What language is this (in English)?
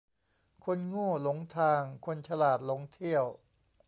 Thai